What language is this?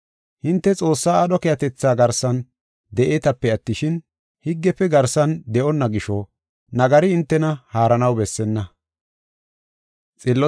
Gofa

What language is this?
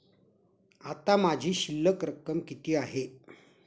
Marathi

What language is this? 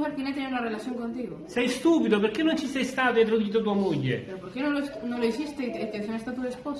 Italian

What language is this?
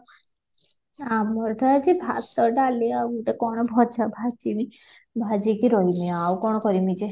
Odia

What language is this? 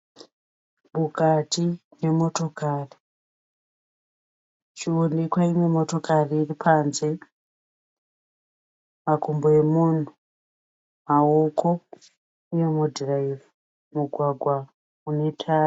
Shona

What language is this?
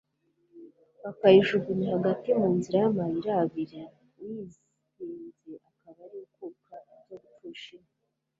Kinyarwanda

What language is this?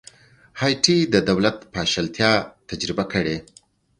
Pashto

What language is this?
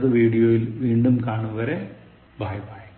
Malayalam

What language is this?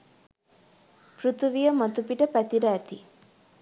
Sinhala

